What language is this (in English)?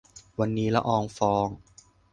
Thai